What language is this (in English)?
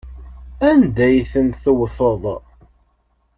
Kabyle